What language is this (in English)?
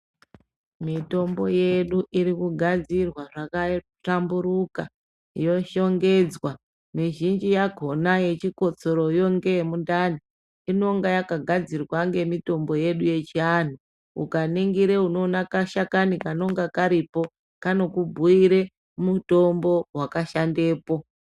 Ndau